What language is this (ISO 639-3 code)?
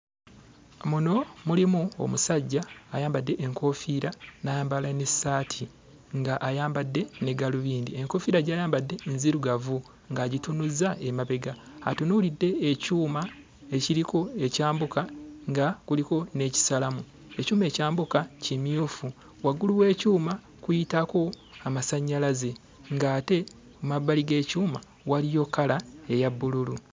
lug